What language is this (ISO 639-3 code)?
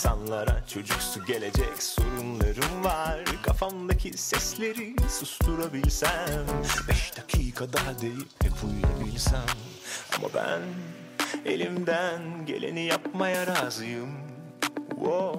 tur